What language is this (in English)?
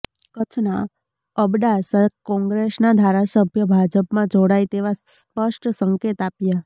Gujarati